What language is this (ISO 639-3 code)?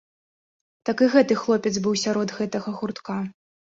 bel